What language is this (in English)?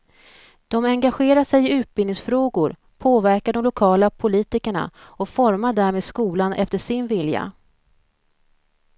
Swedish